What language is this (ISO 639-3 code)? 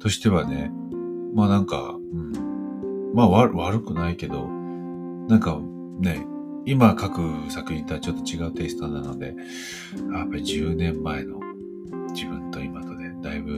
jpn